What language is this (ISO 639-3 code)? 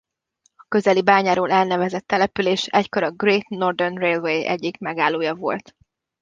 hun